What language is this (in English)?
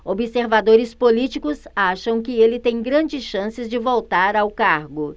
Portuguese